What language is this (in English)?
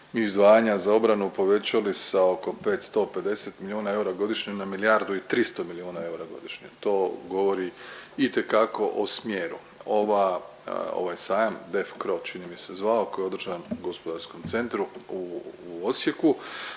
Croatian